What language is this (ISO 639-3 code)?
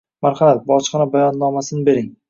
uzb